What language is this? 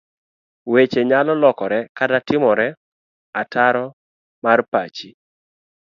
Luo (Kenya and Tanzania)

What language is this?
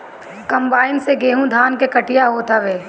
Bhojpuri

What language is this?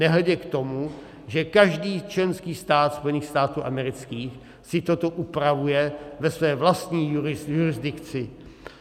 Czech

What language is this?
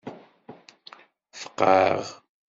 Kabyle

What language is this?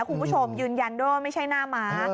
Thai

